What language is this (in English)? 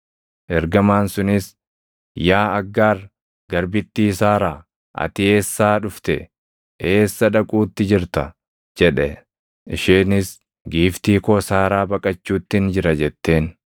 Oromo